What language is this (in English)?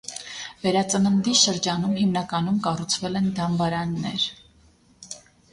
Armenian